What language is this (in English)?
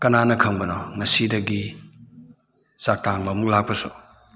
Manipuri